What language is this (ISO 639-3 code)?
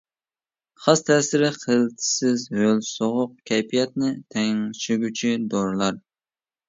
uig